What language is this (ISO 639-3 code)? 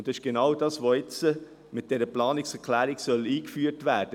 gsw